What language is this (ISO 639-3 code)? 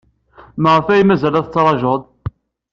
kab